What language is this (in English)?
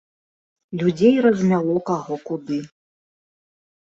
Belarusian